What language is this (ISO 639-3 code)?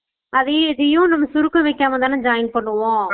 tam